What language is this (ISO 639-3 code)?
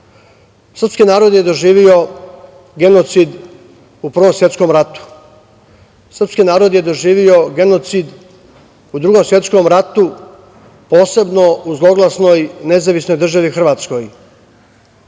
srp